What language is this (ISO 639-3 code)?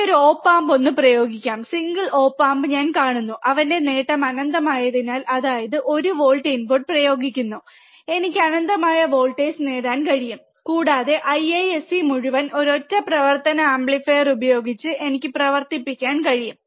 mal